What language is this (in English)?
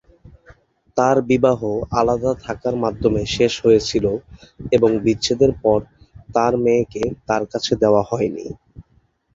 Bangla